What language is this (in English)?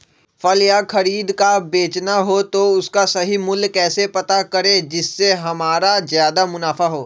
Magahi